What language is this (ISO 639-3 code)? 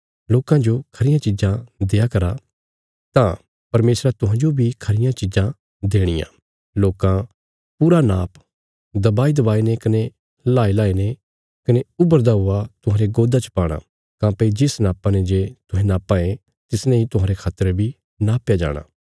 kfs